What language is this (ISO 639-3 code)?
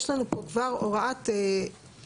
heb